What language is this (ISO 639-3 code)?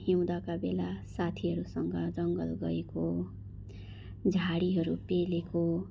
nep